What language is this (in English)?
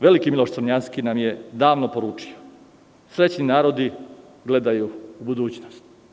Serbian